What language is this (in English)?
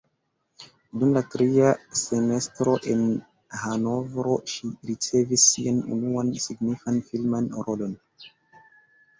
Esperanto